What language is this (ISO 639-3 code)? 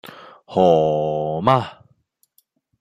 yue